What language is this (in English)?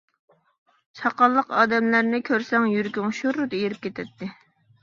Uyghur